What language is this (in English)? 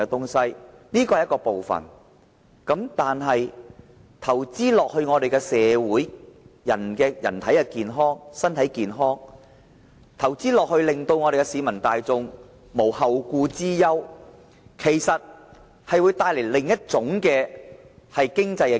Cantonese